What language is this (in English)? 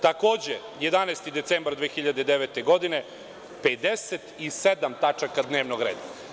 Serbian